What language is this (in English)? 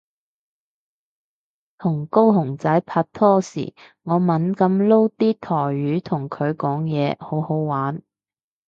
Cantonese